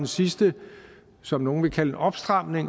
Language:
Danish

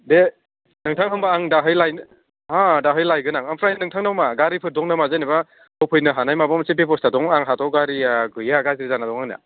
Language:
Bodo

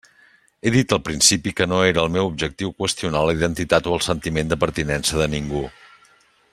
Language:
Catalan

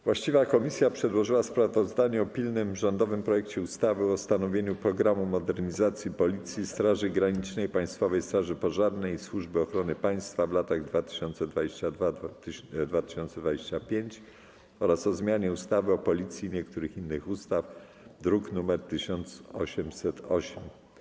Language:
Polish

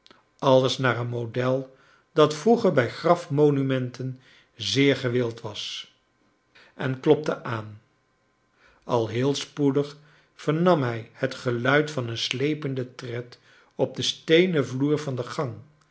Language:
Dutch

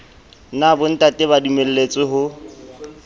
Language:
Southern Sotho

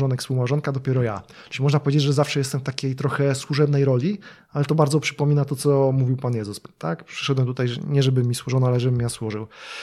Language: Polish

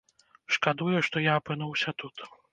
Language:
Belarusian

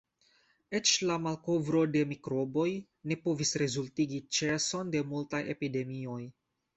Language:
Esperanto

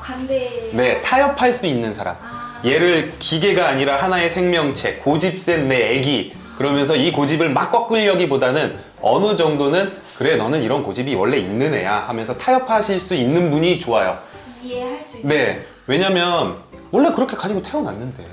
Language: Korean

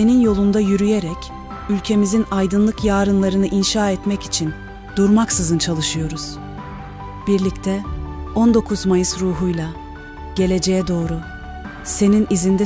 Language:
Turkish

